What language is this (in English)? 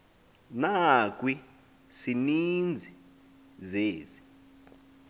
Xhosa